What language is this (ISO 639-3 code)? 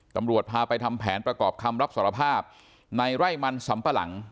tha